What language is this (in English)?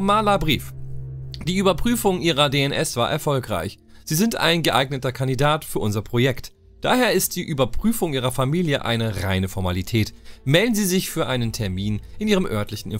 German